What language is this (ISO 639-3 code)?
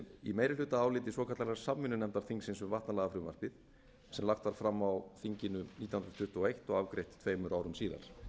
isl